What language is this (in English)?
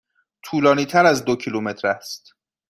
Persian